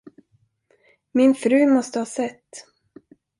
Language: Swedish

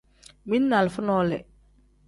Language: Tem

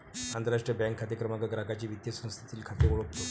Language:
Marathi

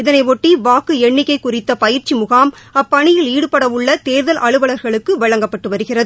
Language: Tamil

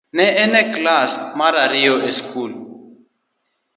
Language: Luo (Kenya and Tanzania)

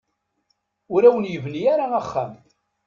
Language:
Kabyle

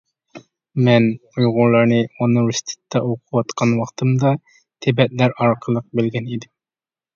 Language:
Uyghur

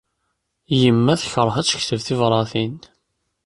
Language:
Kabyle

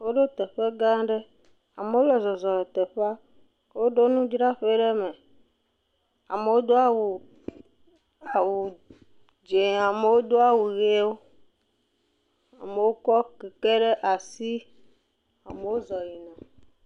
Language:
Ewe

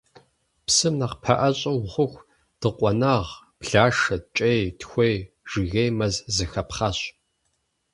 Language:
Kabardian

